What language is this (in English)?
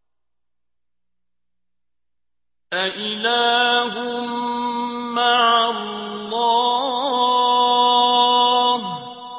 Arabic